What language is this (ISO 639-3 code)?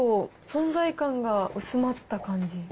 jpn